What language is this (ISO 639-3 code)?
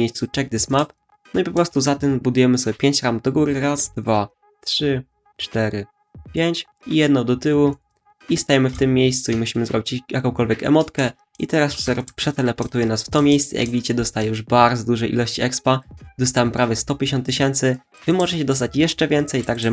pol